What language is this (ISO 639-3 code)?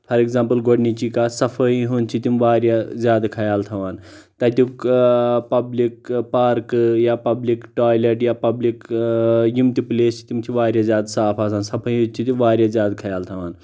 kas